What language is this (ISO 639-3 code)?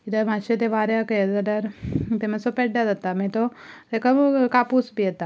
kok